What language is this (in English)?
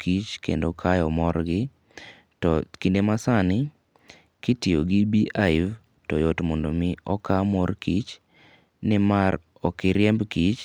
Luo (Kenya and Tanzania)